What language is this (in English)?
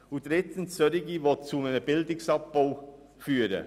Swiss German